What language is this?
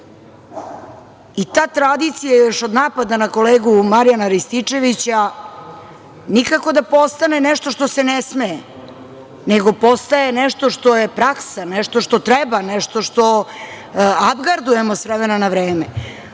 Serbian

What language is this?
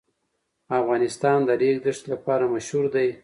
Pashto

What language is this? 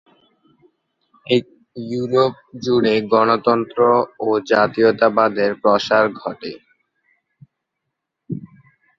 Bangla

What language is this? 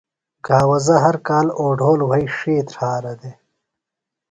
Phalura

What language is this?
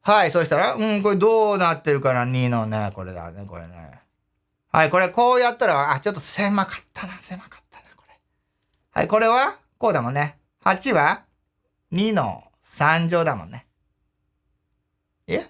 Japanese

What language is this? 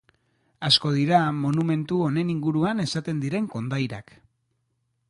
Basque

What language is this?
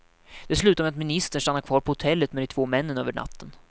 Swedish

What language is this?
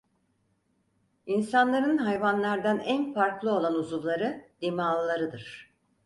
Turkish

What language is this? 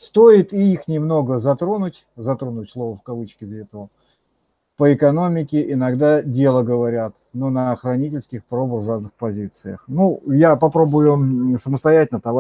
Russian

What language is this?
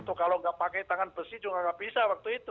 Indonesian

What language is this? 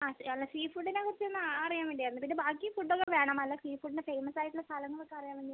Malayalam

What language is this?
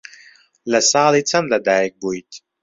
Central Kurdish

